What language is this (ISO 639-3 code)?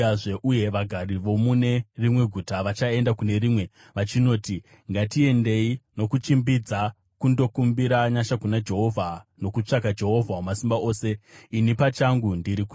sna